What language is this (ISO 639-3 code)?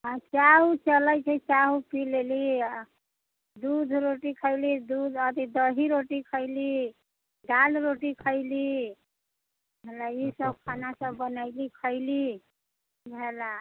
mai